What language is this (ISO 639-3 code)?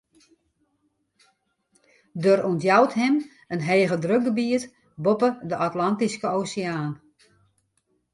fry